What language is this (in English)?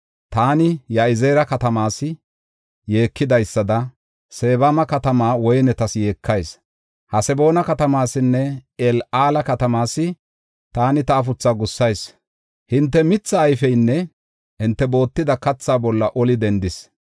Gofa